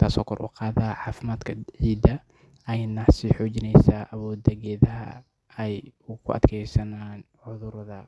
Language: Somali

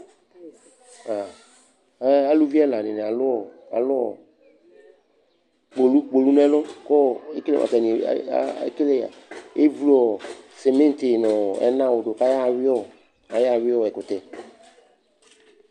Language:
Ikposo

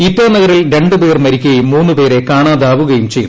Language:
Malayalam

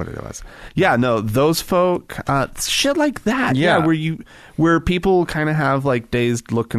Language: English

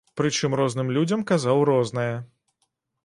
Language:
Belarusian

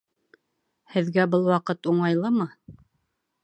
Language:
Bashkir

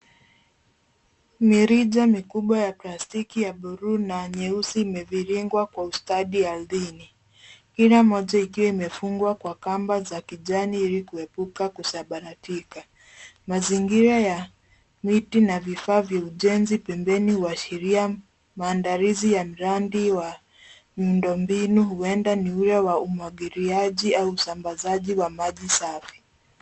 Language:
Swahili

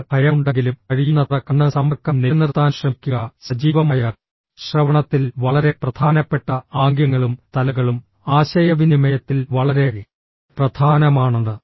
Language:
Malayalam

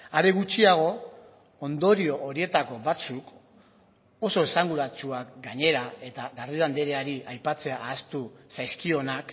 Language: Basque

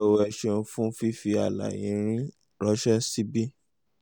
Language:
Yoruba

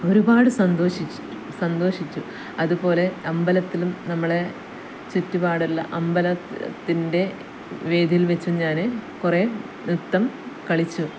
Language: Malayalam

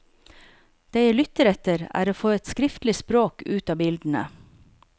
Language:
Norwegian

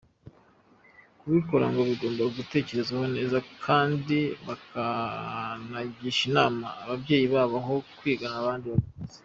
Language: Kinyarwanda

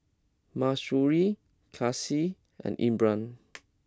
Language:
English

